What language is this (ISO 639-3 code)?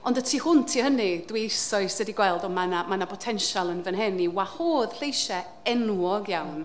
cym